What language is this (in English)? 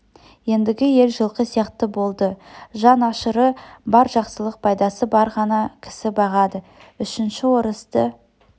Kazakh